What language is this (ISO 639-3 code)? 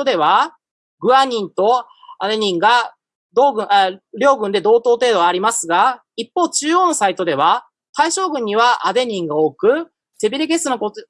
jpn